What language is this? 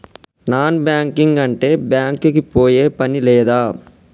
Telugu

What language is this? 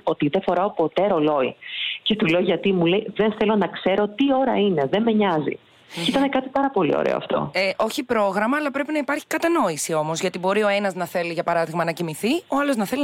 Greek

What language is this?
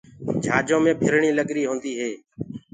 Gurgula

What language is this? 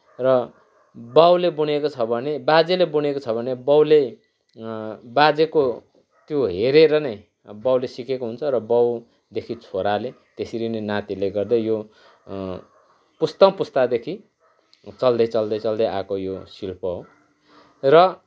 Nepali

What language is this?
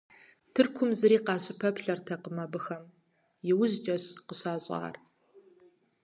Kabardian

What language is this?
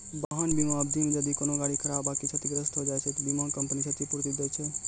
Maithili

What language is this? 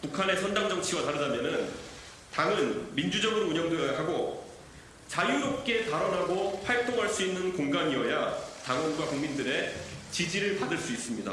Korean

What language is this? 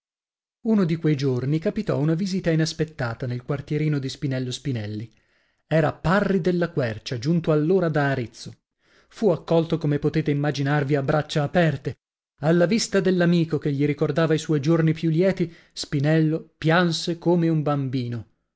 Italian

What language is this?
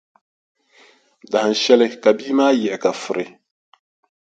Dagbani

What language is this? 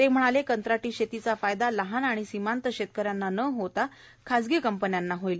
Marathi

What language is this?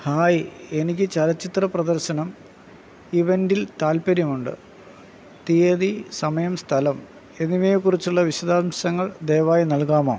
Malayalam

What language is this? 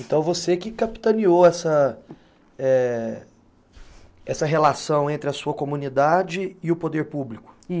Portuguese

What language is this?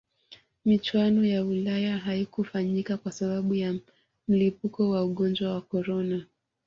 Swahili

